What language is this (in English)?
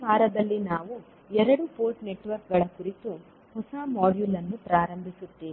Kannada